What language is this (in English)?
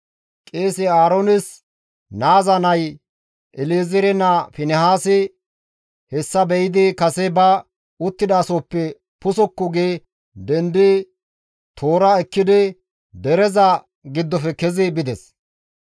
Gamo